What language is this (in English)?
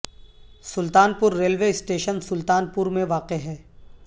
Urdu